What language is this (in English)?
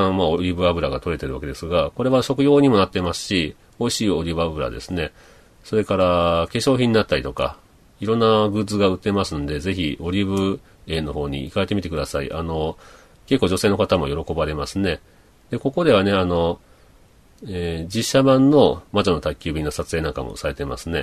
Japanese